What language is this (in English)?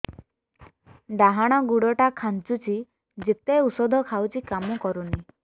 Odia